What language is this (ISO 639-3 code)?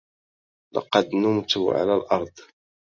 ara